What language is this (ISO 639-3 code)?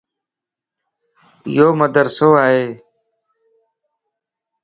lss